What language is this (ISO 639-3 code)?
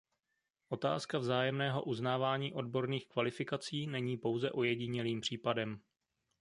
ces